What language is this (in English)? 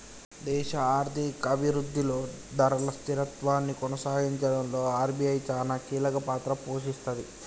Telugu